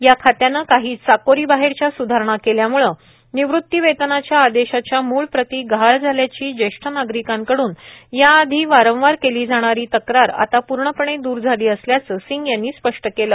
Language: Marathi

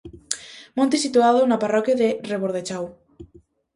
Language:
Galician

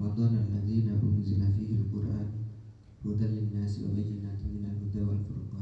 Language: Indonesian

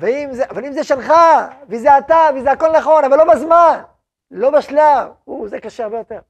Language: Hebrew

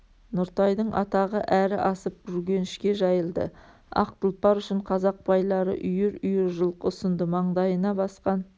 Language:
Kazakh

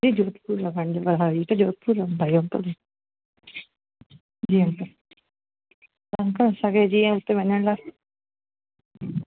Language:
Sindhi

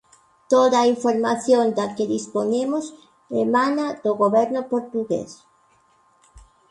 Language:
Galician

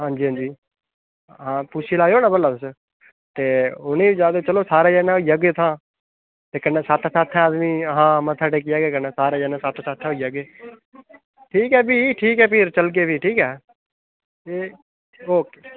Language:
Dogri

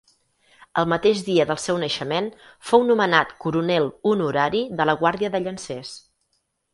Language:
Catalan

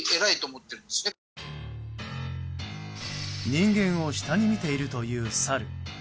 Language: Japanese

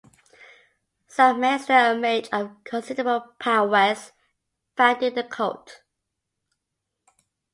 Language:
English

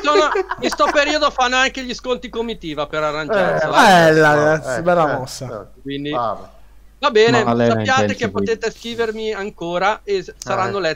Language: Italian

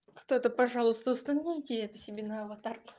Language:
Russian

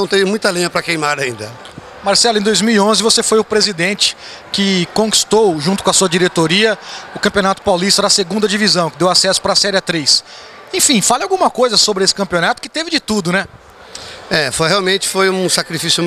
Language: Portuguese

